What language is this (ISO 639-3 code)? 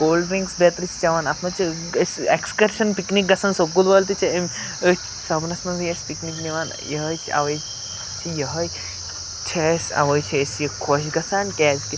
kas